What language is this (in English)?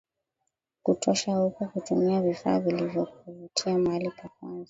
Swahili